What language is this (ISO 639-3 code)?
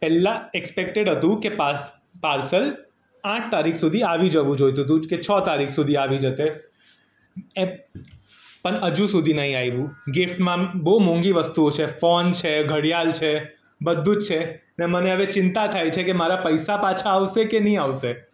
guj